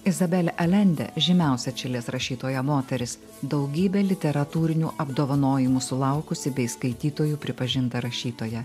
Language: Lithuanian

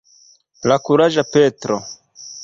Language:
Esperanto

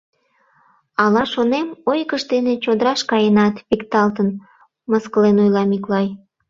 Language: Mari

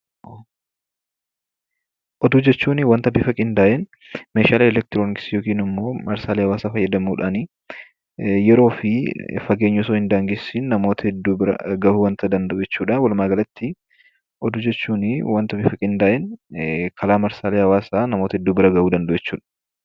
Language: Oromo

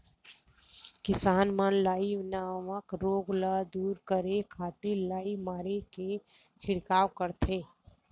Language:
Chhattisgarhi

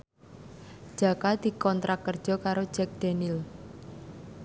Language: Javanese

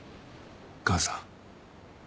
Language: Japanese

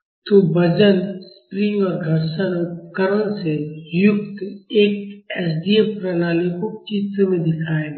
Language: Hindi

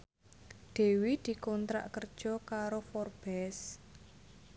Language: Javanese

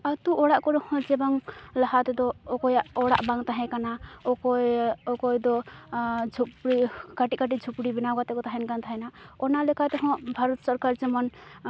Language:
Santali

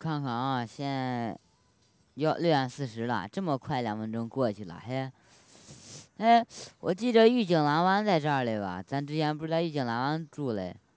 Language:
Chinese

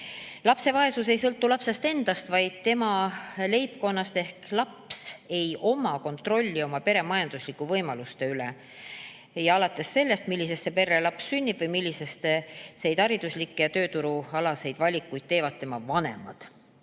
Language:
Estonian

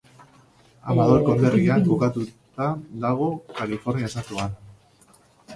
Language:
Basque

